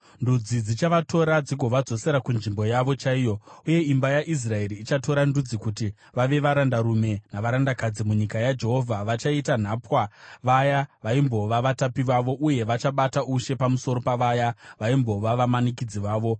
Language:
Shona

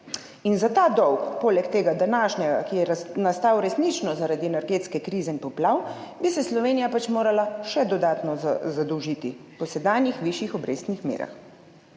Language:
Slovenian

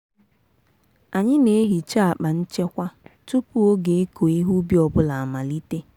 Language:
Igbo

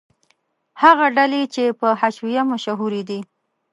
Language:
Pashto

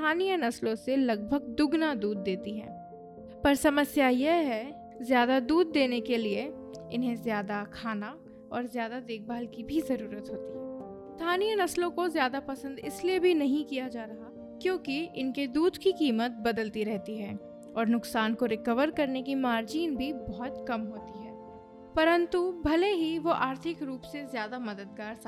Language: Hindi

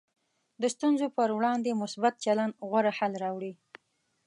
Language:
Pashto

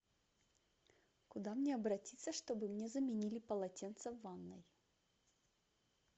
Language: Russian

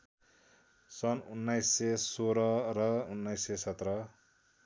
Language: Nepali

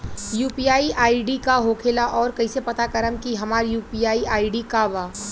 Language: Bhojpuri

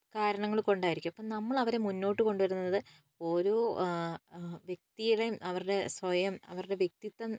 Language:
Malayalam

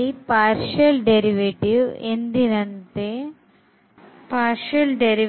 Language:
Kannada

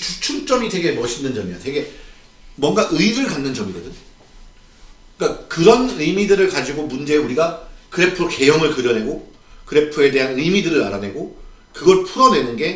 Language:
Korean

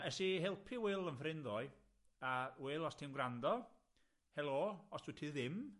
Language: Welsh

